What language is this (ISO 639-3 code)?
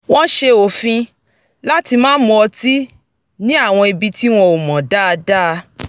yor